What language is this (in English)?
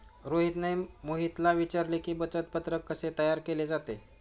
Marathi